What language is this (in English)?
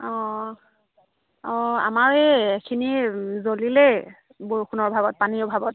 Assamese